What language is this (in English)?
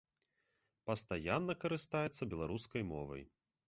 Belarusian